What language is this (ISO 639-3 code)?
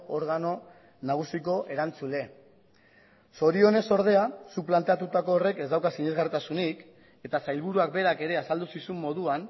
eus